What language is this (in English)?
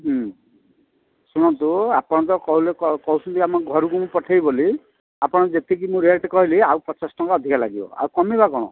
Odia